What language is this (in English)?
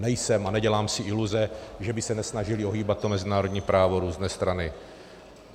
Czech